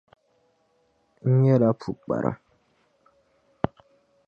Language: Dagbani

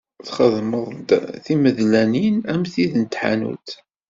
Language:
Kabyle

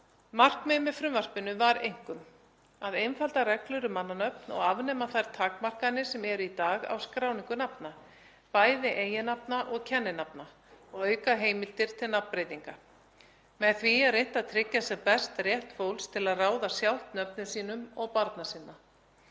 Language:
Icelandic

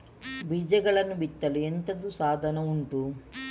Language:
Kannada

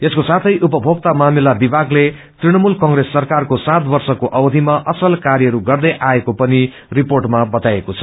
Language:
Nepali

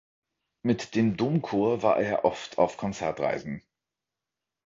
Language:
German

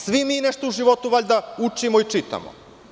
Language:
Serbian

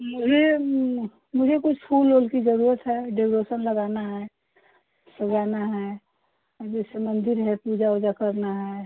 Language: Hindi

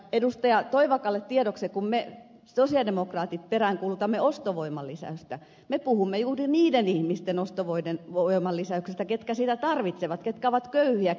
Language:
Finnish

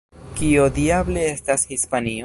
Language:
Esperanto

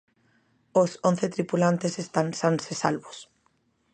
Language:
Galician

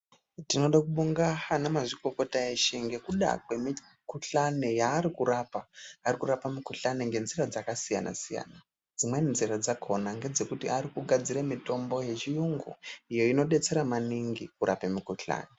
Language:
Ndau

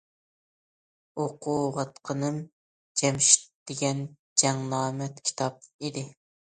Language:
Uyghur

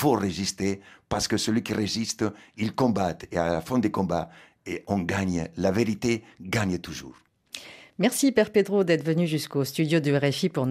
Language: French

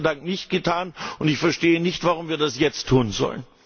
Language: German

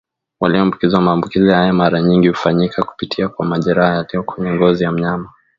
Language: Swahili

